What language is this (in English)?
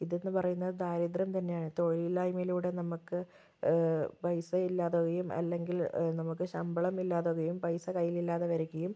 Malayalam